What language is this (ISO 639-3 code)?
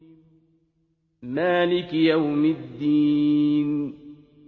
ara